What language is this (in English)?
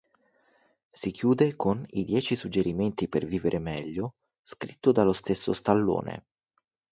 Italian